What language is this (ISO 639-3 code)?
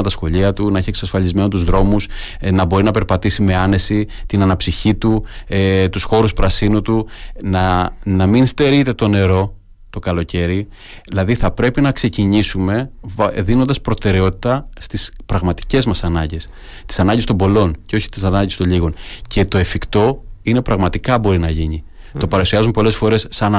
ell